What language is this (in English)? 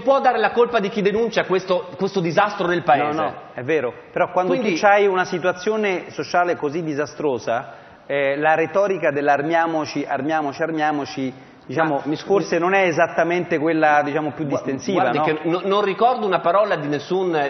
Italian